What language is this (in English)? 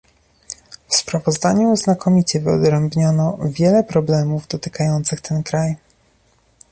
Polish